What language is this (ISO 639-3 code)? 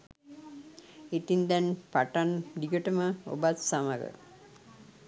sin